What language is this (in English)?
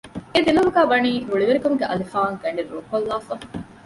Divehi